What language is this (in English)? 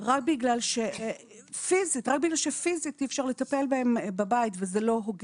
Hebrew